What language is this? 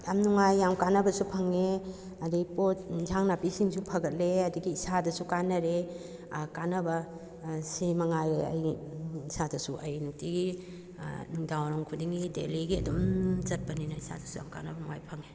Manipuri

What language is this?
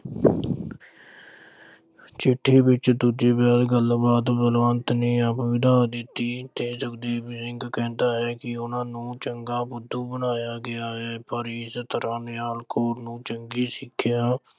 Punjabi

